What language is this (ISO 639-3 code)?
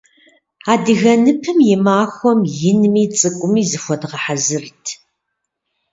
kbd